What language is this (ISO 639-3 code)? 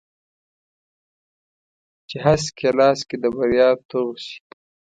pus